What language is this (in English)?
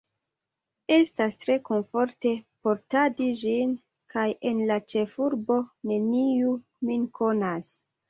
Esperanto